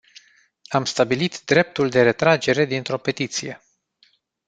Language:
Romanian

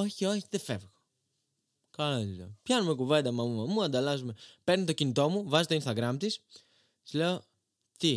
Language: Greek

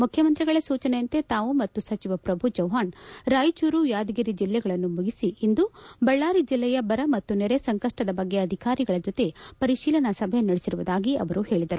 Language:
Kannada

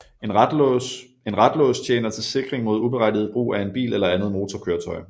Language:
Danish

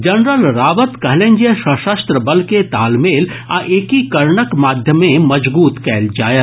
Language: Maithili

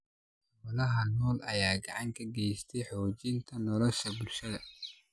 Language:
Somali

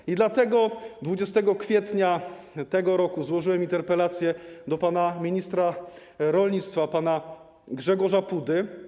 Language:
Polish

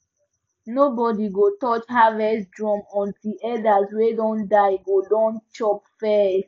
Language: Nigerian Pidgin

